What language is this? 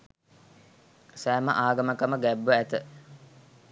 Sinhala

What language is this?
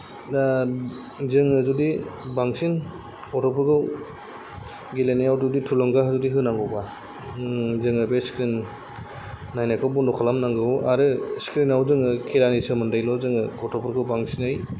Bodo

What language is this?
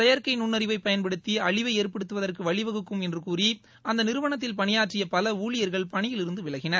Tamil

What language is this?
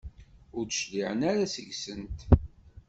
Kabyle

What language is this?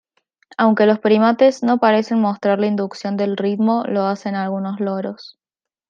Spanish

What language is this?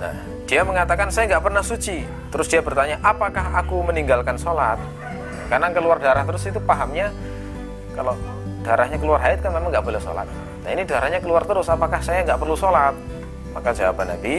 Indonesian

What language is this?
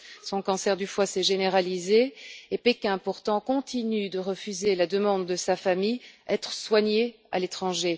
French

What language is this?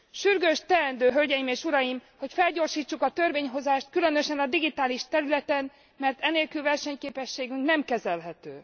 Hungarian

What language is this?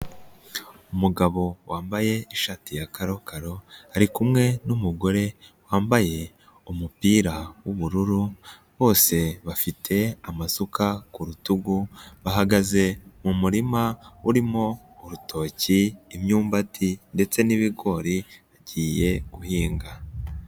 Kinyarwanda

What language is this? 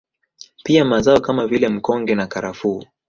Swahili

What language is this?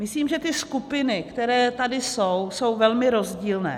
Czech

